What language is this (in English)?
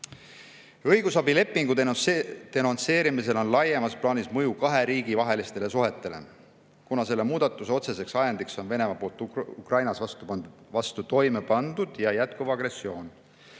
Estonian